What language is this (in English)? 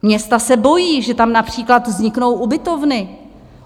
Czech